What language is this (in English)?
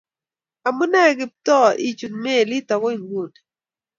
Kalenjin